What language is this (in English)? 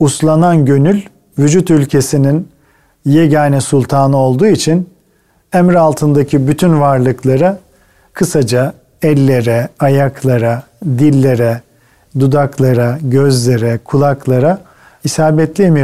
Turkish